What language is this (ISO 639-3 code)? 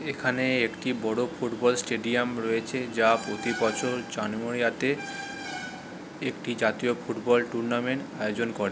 ben